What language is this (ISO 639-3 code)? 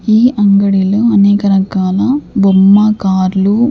tel